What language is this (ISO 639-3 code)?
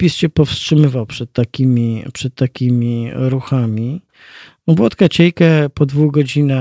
pol